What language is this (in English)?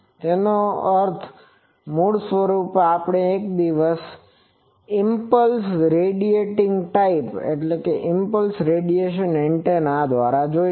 Gujarati